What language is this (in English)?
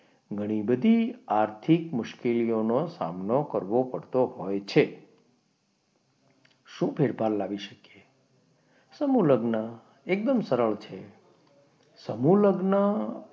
Gujarati